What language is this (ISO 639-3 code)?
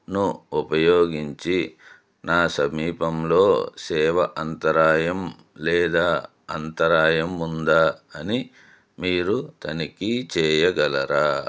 tel